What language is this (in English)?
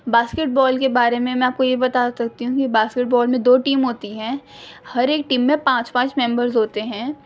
Urdu